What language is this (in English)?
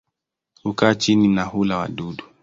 Swahili